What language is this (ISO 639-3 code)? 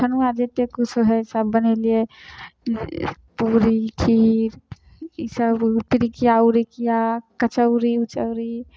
mai